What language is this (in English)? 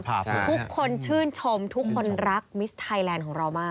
Thai